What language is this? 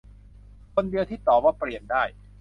Thai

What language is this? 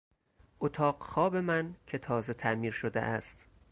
Persian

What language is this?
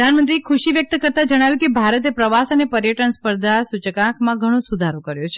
Gujarati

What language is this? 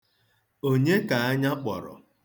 Igbo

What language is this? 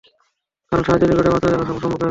Bangla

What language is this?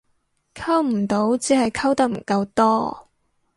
Cantonese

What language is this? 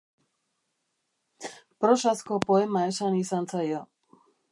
Basque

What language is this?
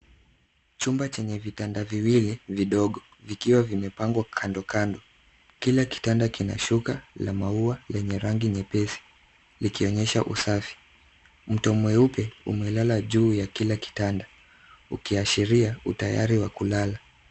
Swahili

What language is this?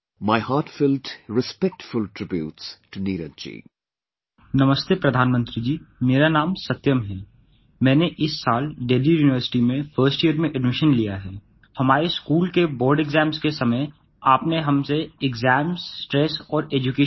English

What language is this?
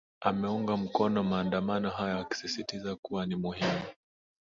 Swahili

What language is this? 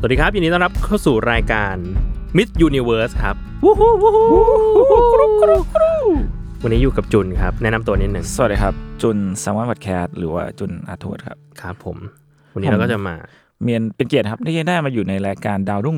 Thai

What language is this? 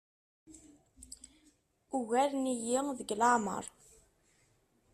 Kabyle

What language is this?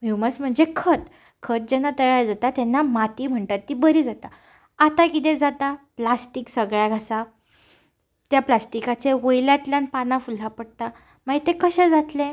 Konkani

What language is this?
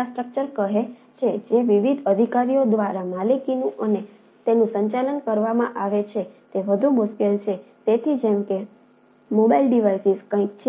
Gujarati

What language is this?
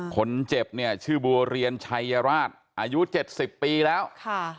Thai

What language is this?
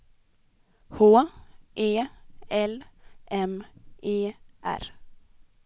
Swedish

